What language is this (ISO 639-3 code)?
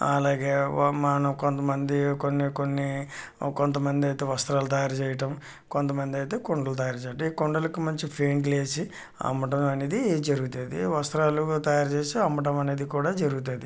tel